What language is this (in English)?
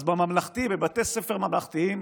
Hebrew